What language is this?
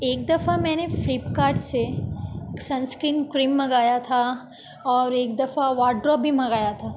Urdu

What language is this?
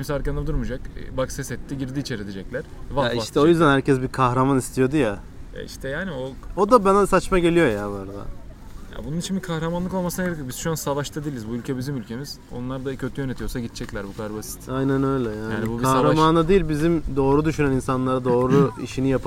Turkish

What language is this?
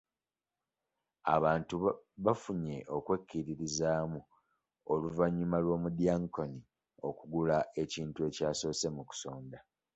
Ganda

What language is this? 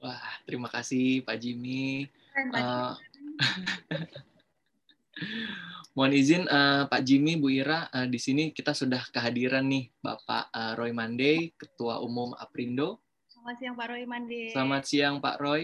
Indonesian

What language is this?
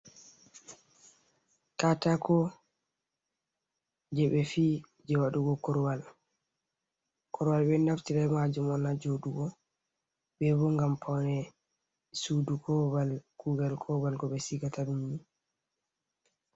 Fula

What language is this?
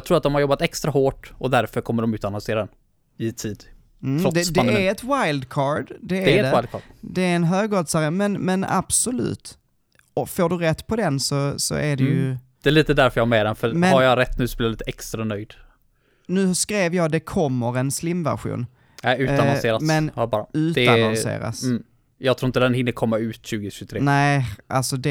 Swedish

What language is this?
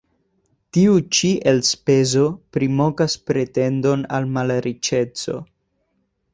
Esperanto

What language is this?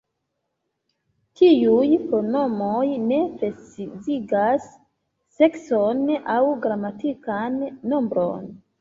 Esperanto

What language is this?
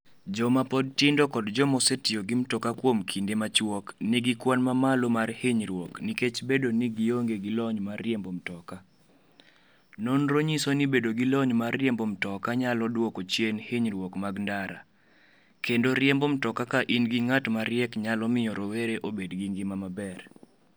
Luo (Kenya and Tanzania)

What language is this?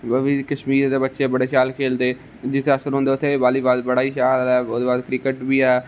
Dogri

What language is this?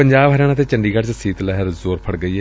Punjabi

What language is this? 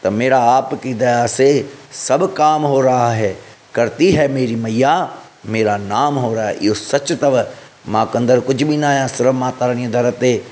Sindhi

